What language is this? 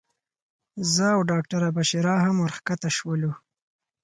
Pashto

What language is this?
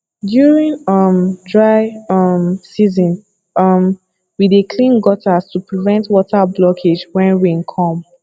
Nigerian Pidgin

